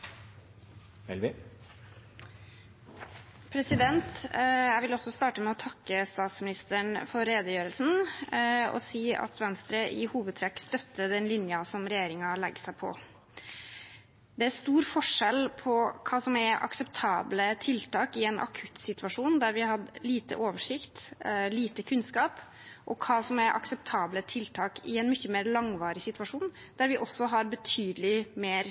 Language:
Norwegian Bokmål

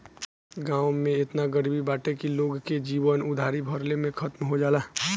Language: Bhojpuri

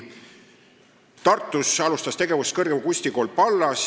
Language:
Estonian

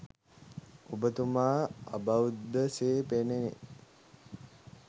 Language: Sinhala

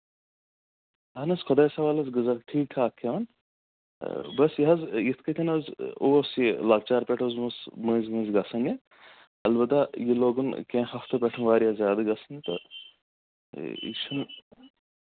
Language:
Kashmiri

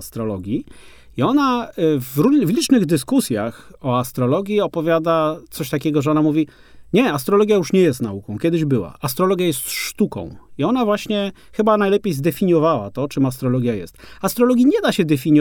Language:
Polish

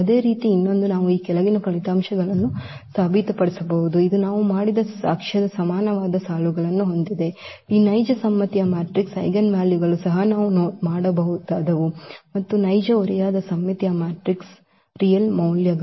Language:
Kannada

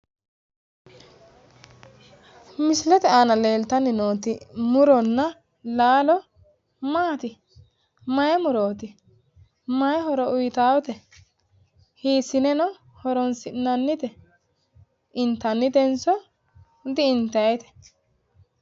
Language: Sidamo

